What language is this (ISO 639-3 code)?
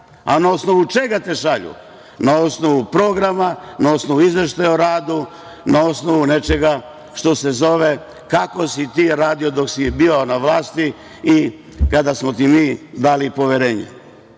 srp